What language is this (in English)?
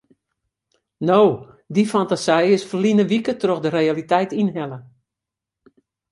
Western Frisian